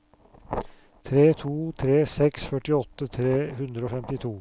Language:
Norwegian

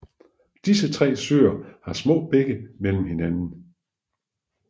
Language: Danish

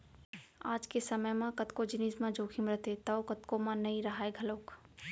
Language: Chhattisgarhi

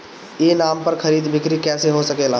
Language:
Bhojpuri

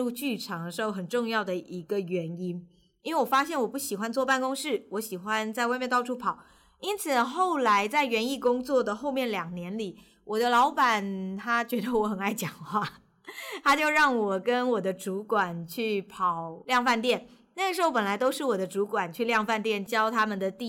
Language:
Chinese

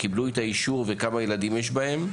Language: Hebrew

